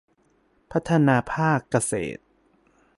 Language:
Thai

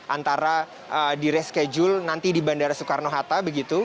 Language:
Indonesian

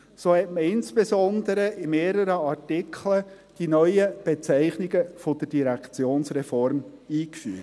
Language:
Swiss German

